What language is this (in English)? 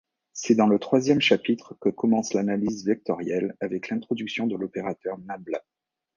French